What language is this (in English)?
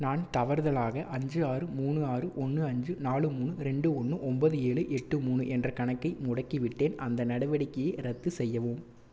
Tamil